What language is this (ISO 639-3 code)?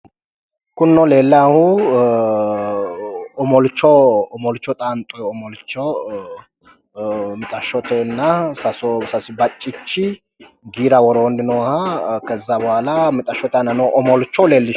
sid